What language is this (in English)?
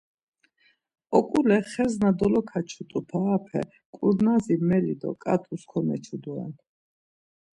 Laz